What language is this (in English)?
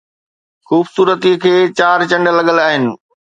Sindhi